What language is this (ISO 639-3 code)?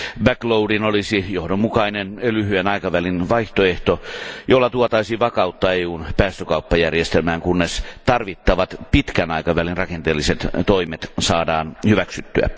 fin